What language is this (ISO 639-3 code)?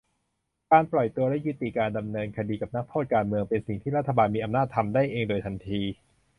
tha